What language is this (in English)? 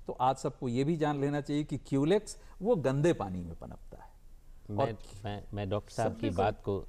Hindi